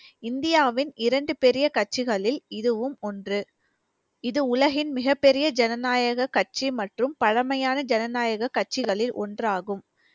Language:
Tamil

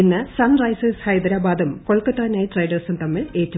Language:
Malayalam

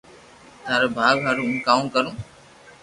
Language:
Loarki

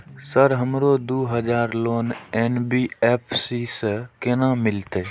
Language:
Maithili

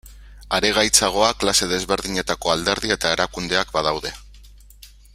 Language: Basque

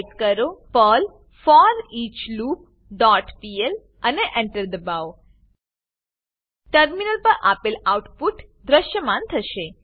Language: Gujarati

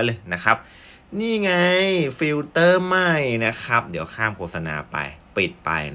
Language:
Thai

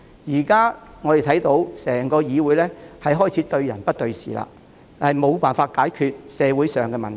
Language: Cantonese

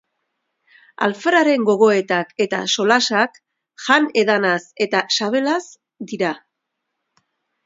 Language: Basque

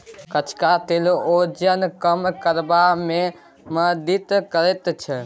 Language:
Maithili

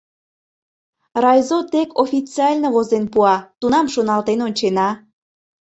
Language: Mari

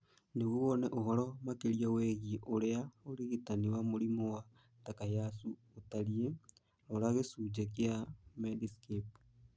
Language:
Kikuyu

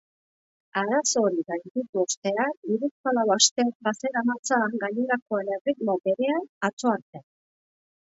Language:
Basque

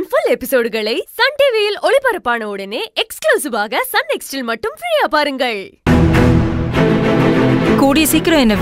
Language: Tamil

